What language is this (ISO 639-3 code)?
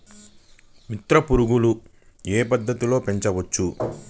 tel